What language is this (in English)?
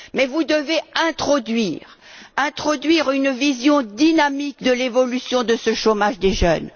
French